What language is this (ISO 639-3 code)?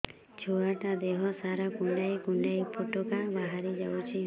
ori